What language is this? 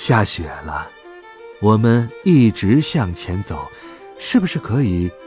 Chinese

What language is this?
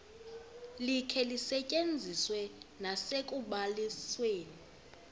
Xhosa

